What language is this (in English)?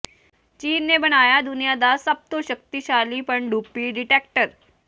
Punjabi